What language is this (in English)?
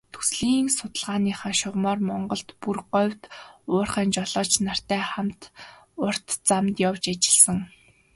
Mongolian